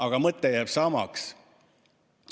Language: Estonian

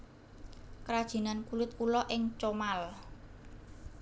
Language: Javanese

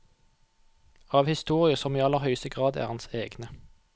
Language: Norwegian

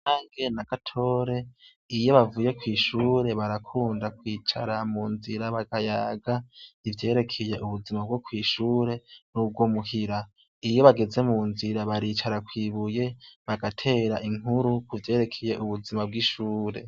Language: Rundi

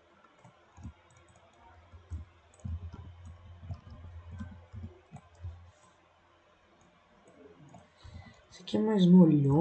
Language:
Portuguese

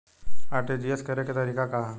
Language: Bhojpuri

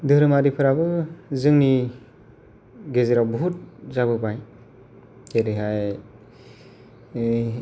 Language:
Bodo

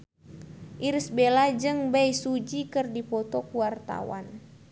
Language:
Sundanese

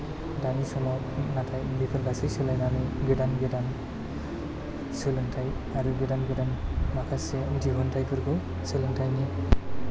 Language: Bodo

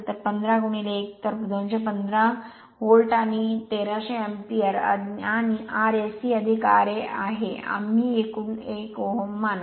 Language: Marathi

